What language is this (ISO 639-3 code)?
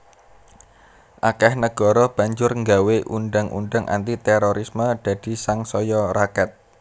jav